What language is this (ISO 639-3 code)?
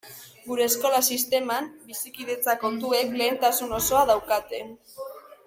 eus